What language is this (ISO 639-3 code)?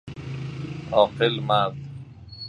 fas